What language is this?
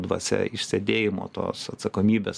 Lithuanian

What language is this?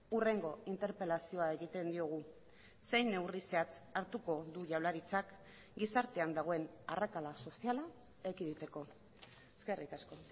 Basque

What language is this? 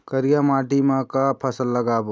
Chhattisgarhi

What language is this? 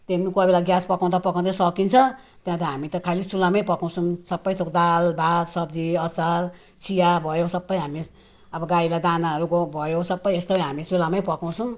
Nepali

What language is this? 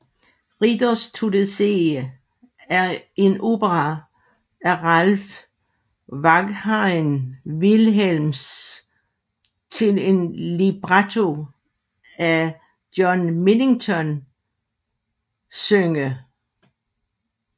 Danish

